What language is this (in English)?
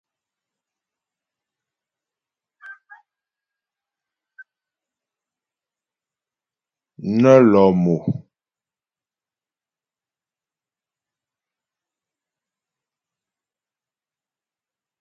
Ghomala